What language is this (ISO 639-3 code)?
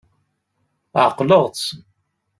kab